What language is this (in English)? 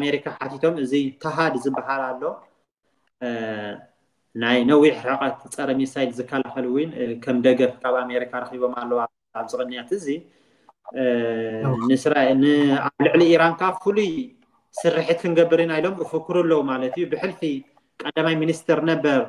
Arabic